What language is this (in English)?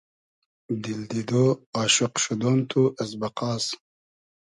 Hazaragi